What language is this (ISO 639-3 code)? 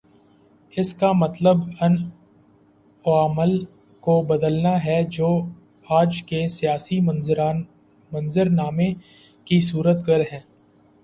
urd